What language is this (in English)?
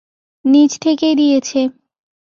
Bangla